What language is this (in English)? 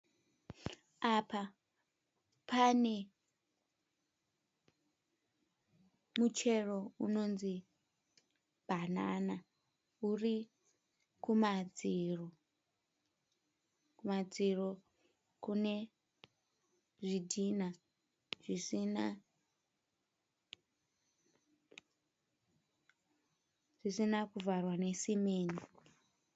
Shona